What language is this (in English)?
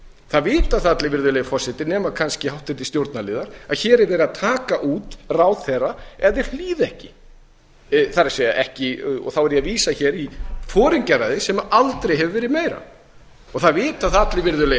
Icelandic